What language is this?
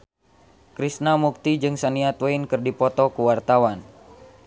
Sundanese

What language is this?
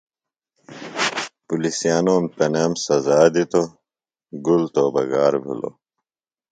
Phalura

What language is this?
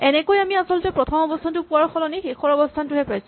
Assamese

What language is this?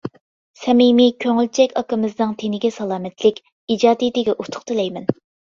Uyghur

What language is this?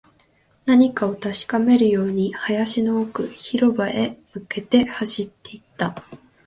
Japanese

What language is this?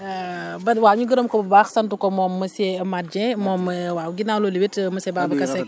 Wolof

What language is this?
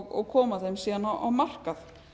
Icelandic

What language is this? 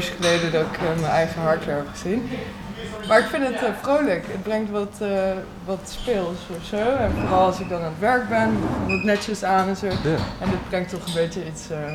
Dutch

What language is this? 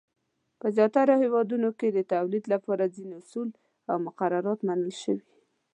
Pashto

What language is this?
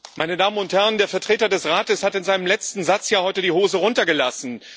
German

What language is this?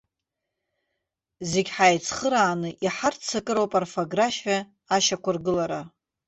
Abkhazian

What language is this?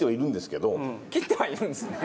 Japanese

